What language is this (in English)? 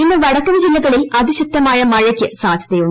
Malayalam